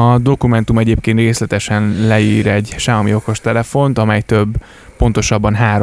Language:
Hungarian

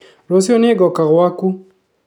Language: Kikuyu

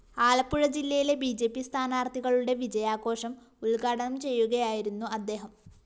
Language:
Malayalam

